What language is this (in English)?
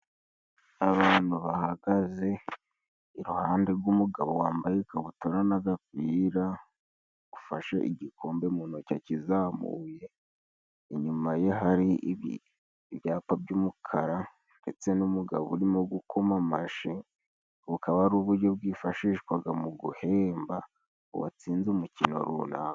Kinyarwanda